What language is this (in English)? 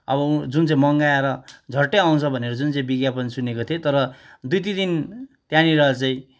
Nepali